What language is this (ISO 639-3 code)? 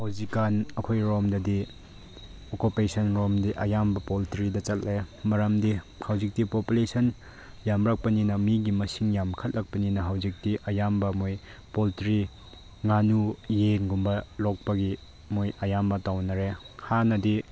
mni